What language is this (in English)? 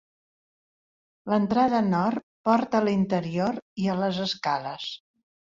Catalan